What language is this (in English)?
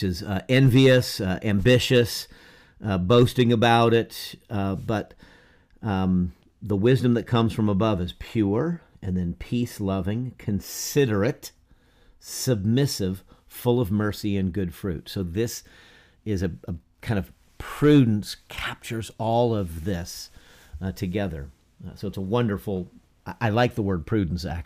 English